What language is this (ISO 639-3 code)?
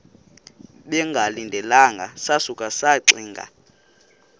xho